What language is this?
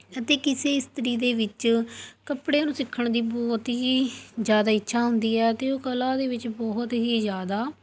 Punjabi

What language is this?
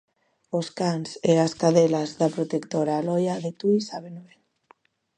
Galician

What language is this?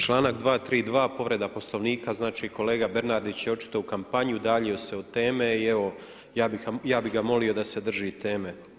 Croatian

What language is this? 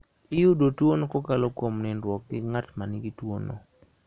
Luo (Kenya and Tanzania)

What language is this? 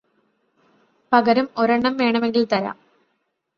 Malayalam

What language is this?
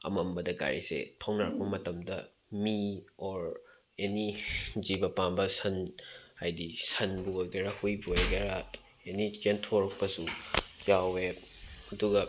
Manipuri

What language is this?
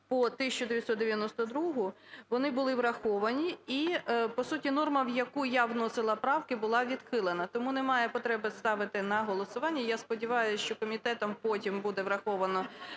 Ukrainian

